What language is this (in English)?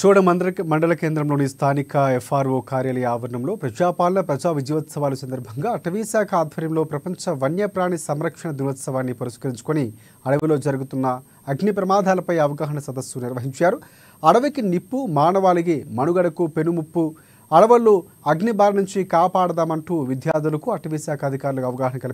Telugu